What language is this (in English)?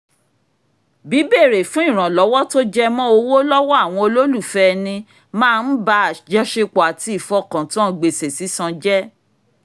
Yoruba